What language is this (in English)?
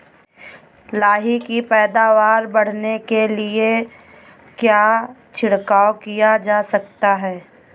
Hindi